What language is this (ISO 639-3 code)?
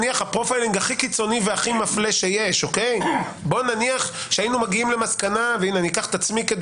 heb